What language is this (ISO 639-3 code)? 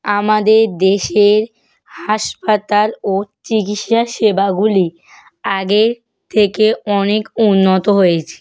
ben